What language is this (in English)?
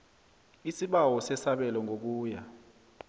South Ndebele